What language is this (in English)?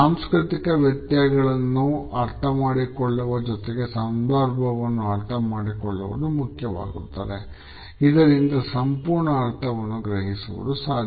Kannada